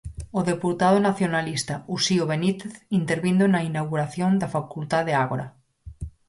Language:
Galician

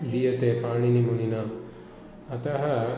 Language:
Sanskrit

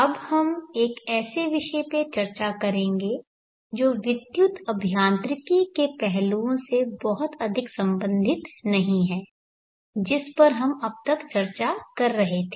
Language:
Hindi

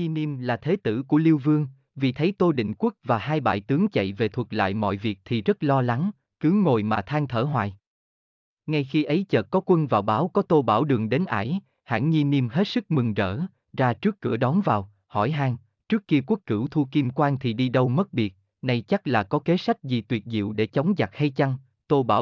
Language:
Vietnamese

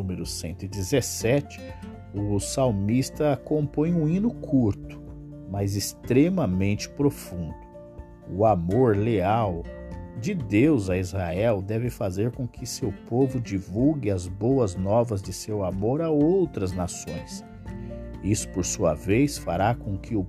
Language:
Portuguese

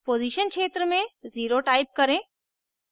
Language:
Hindi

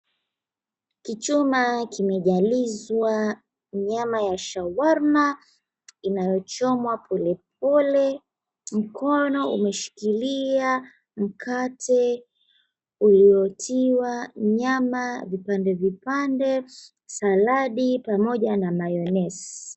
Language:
Swahili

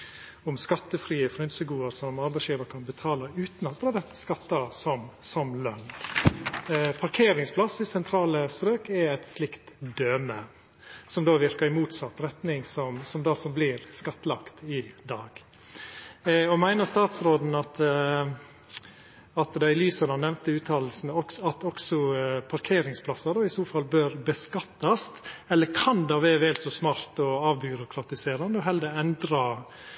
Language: Norwegian Nynorsk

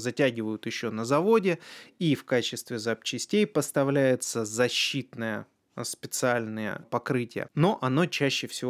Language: Russian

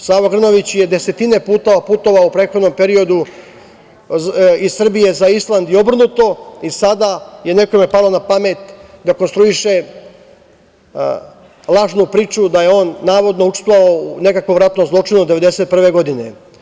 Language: Serbian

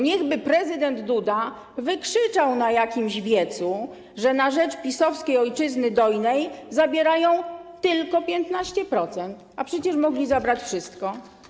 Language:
Polish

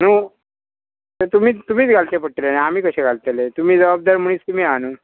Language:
Konkani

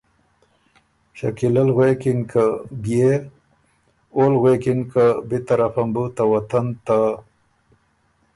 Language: Ormuri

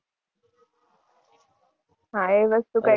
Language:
Gujarati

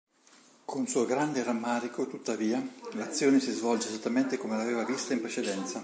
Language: Italian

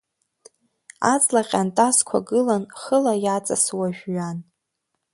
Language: Abkhazian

